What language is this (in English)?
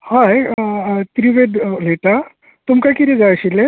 Konkani